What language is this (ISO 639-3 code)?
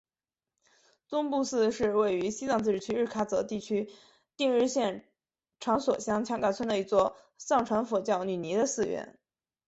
zho